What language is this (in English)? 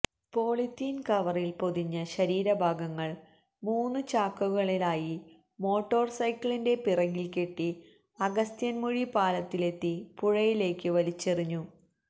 Malayalam